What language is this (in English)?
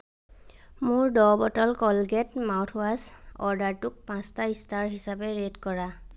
Assamese